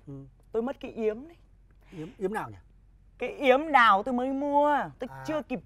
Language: Vietnamese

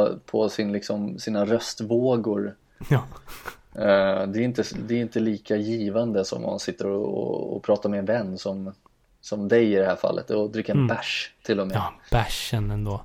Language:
Swedish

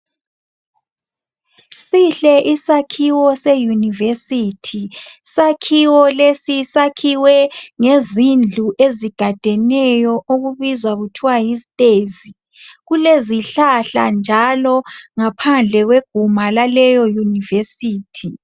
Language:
North Ndebele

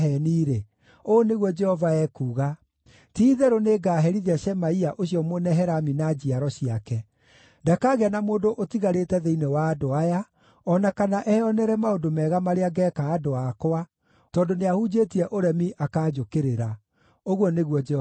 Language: Kikuyu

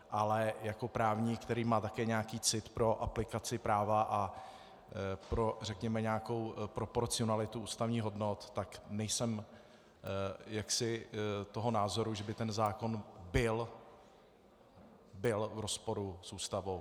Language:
Czech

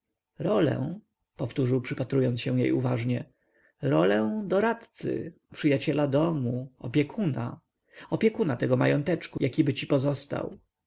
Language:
Polish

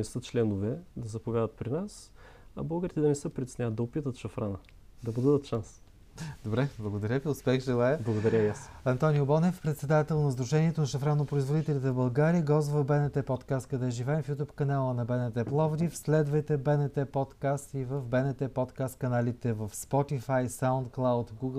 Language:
Bulgarian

